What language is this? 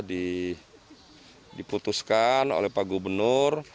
Indonesian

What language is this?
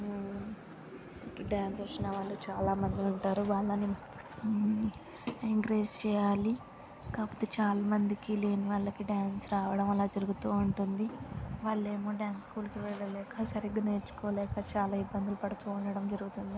Telugu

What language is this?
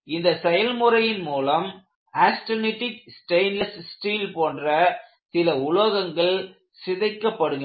Tamil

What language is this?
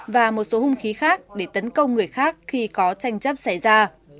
Vietnamese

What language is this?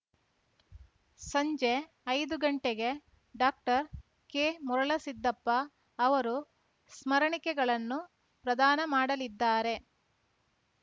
Kannada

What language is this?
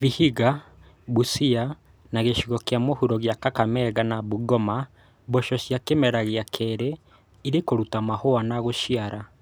Kikuyu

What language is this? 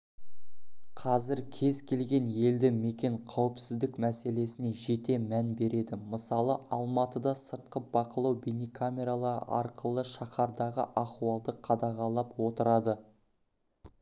Kazakh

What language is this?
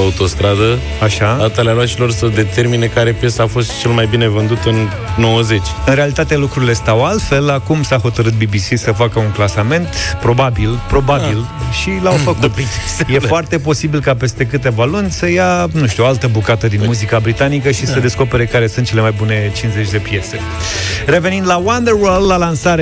Romanian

